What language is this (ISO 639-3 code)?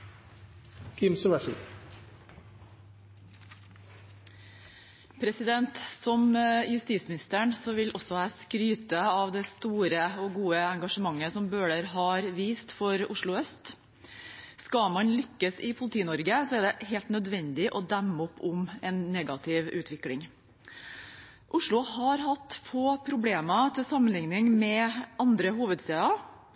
nob